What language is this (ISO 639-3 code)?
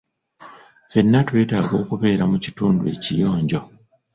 lug